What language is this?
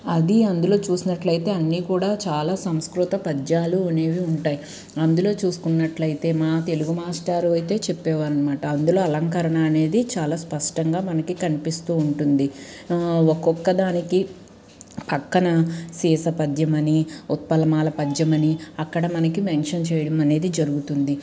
Telugu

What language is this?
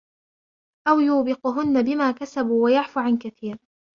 Arabic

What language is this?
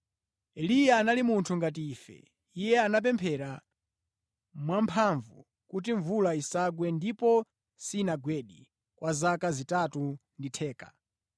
Nyanja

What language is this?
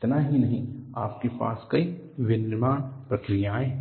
Hindi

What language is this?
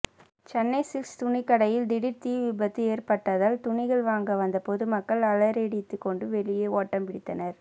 Tamil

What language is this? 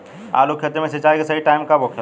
Bhojpuri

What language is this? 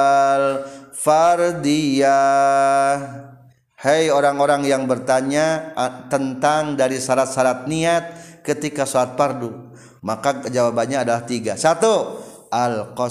Indonesian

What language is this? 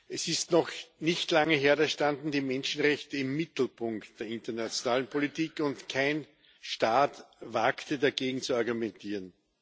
German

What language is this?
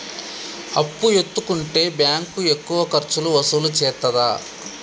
Telugu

